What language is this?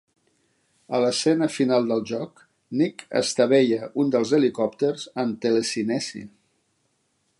Catalan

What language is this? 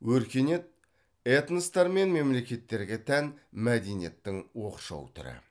Kazakh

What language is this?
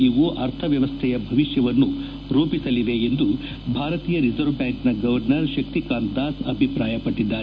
Kannada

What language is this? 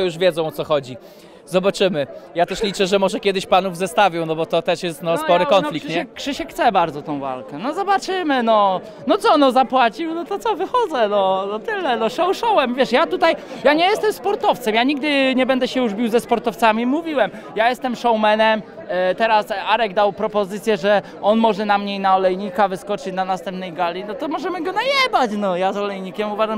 Polish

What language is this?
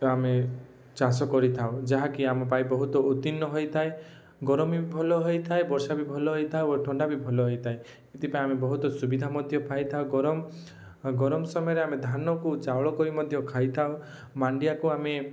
Odia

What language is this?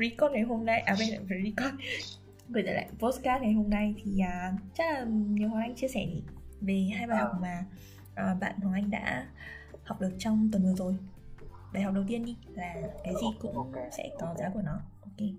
Vietnamese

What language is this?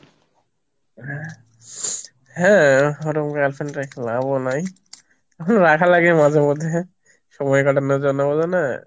Bangla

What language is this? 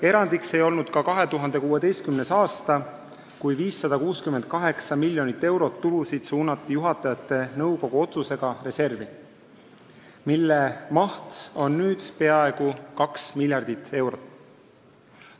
Estonian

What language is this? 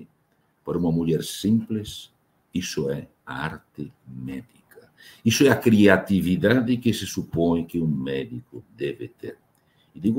Portuguese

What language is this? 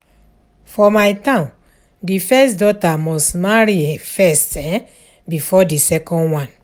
Nigerian Pidgin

